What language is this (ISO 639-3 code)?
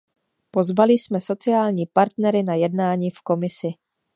ces